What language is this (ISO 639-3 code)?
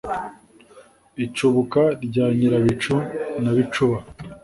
kin